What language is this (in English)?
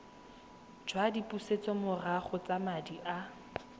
Tswana